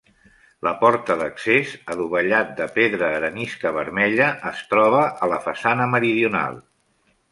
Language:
Catalan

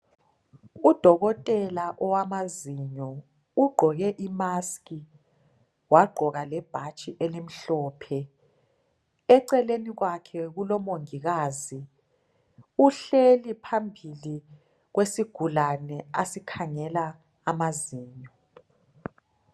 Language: North Ndebele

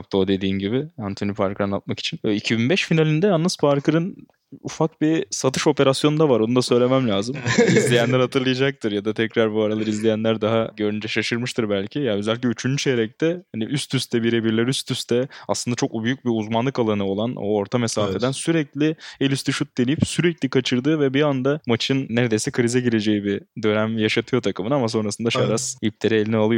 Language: Turkish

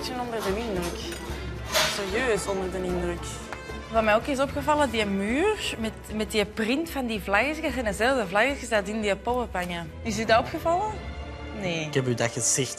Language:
Dutch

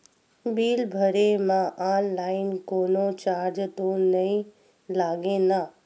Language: Chhattisgarhi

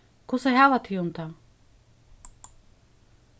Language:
Faroese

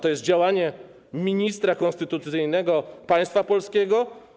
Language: Polish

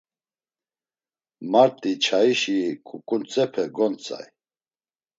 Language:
Laz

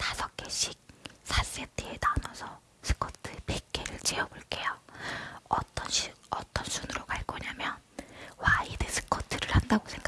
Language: Korean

